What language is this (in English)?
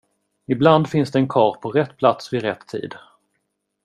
Swedish